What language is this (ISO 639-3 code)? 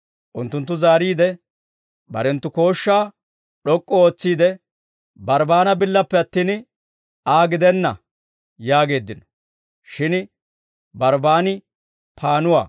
dwr